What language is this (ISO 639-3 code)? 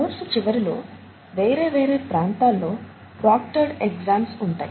tel